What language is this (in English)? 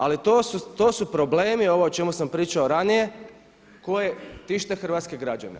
Croatian